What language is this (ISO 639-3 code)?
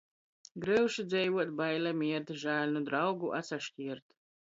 ltg